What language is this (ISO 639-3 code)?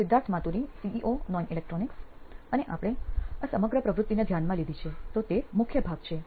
guj